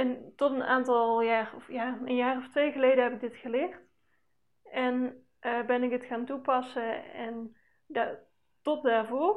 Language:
Dutch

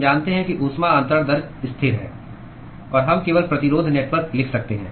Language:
Hindi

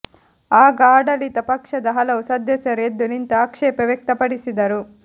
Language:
Kannada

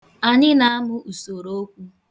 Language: Igbo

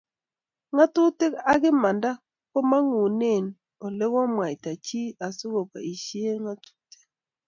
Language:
Kalenjin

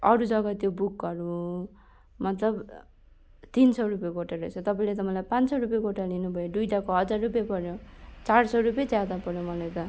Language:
Nepali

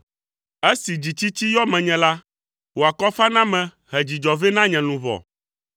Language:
Ewe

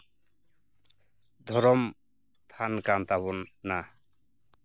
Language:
Santali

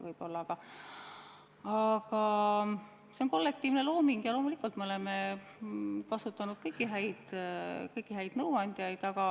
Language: Estonian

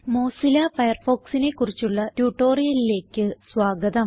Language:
Malayalam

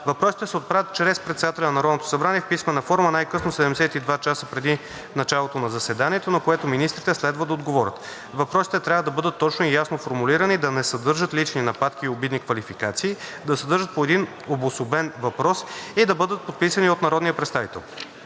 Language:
Bulgarian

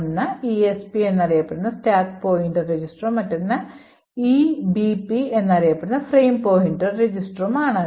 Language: Malayalam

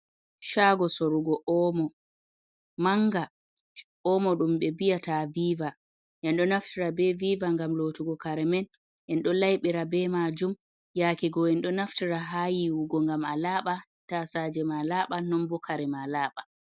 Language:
Fula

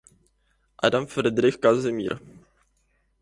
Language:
Czech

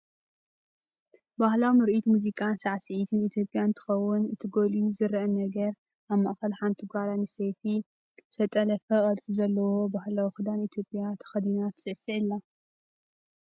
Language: Tigrinya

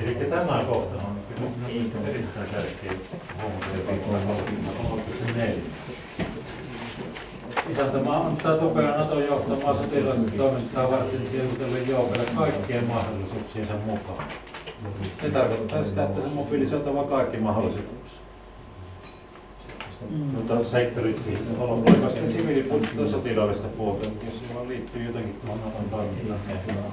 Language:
Finnish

